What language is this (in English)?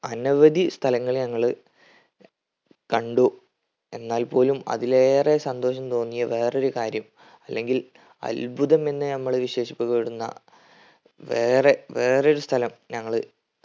Malayalam